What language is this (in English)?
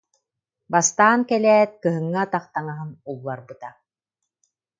Yakut